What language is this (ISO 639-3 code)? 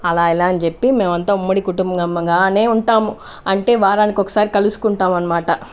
tel